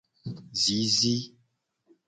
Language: Gen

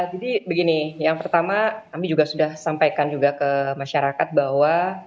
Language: Indonesian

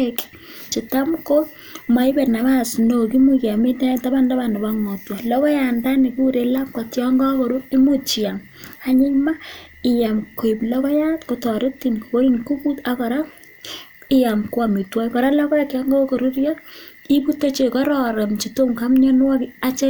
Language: Kalenjin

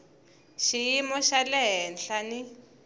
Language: Tsonga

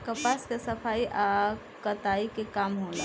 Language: Bhojpuri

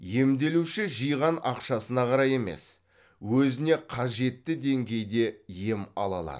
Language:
Kazakh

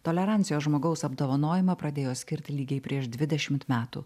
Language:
Lithuanian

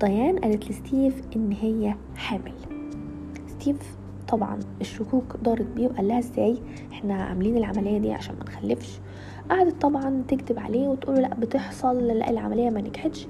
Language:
Arabic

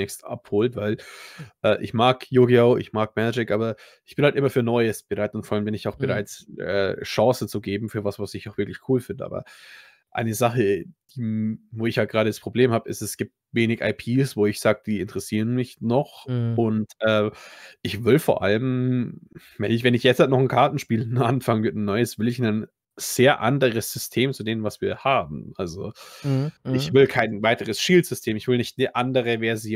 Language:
German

